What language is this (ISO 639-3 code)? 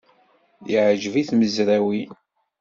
kab